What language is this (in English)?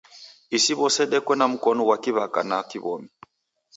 Taita